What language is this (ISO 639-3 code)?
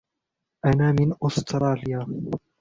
ara